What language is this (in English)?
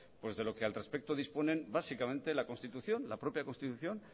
Spanish